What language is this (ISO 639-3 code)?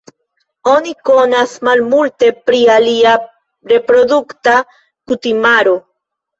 epo